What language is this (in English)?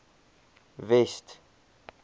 Afrikaans